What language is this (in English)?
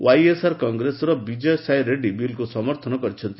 Odia